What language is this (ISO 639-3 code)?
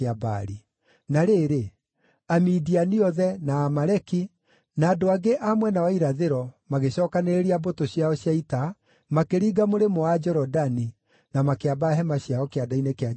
kik